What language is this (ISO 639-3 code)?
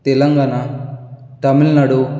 kok